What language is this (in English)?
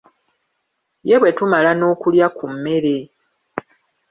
Ganda